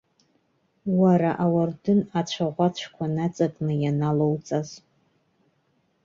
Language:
Abkhazian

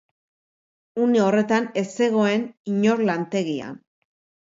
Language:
Basque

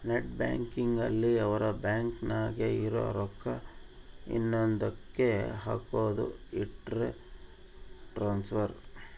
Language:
Kannada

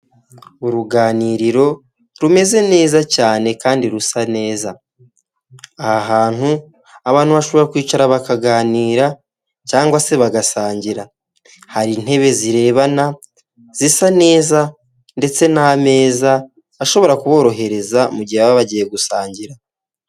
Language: Kinyarwanda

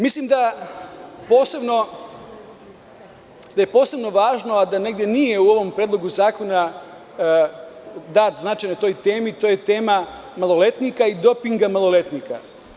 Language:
Serbian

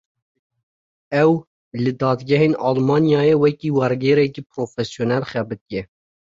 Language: Kurdish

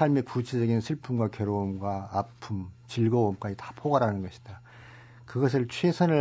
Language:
Korean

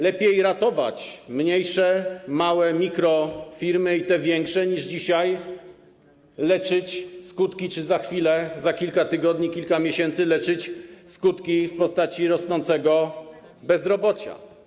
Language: Polish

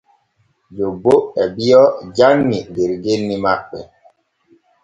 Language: Borgu Fulfulde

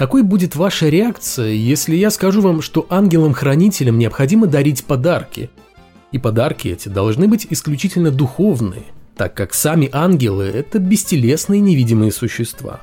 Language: Russian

